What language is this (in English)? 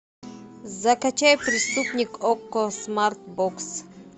Russian